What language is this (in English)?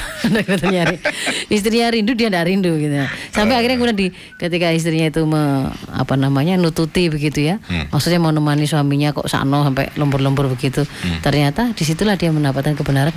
Indonesian